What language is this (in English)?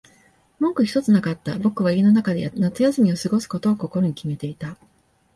Japanese